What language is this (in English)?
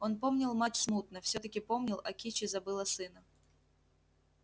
Russian